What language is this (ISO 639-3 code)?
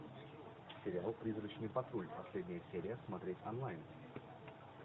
rus